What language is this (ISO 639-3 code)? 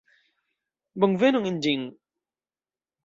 epo